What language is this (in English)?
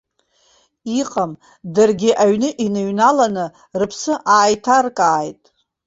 Abkhazian